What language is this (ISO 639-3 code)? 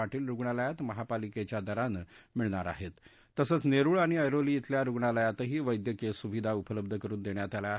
mar